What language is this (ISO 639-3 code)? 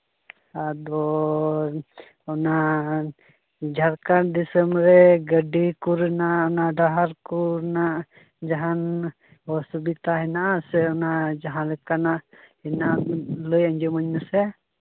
sat